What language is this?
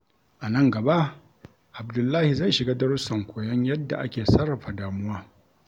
Hausa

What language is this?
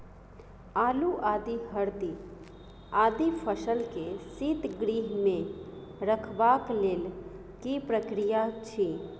Maithili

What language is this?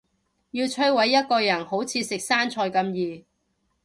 Cantonese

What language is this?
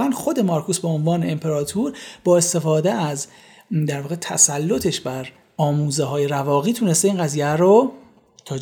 Persian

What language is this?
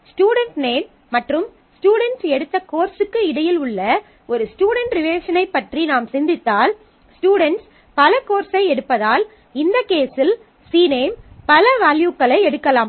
Tamil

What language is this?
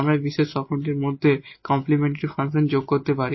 Bangla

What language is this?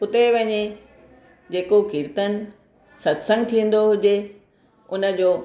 Sindhi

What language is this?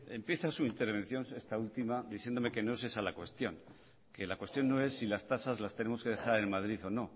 Spanish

